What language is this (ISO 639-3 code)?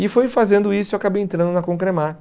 por